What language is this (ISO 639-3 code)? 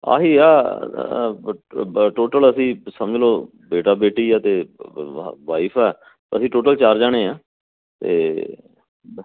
pan